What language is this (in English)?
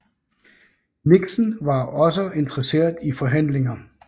Danish